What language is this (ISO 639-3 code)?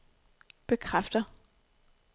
dan